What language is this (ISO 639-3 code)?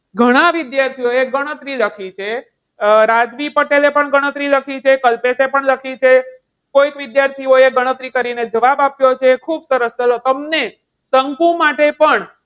guj